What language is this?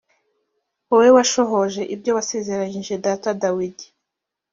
Kinyarwanda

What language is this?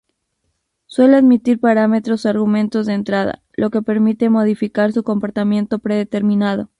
Spanish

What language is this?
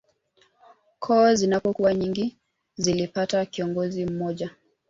Swahili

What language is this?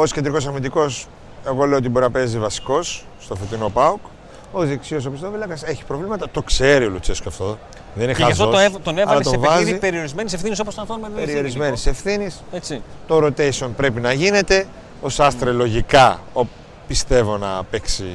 Greek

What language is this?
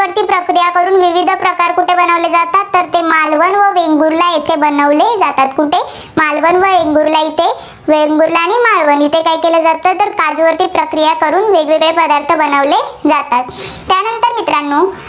Marathi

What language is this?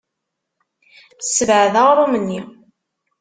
Kabyle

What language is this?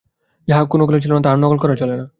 Bangla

